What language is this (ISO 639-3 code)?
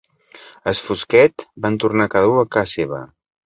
cat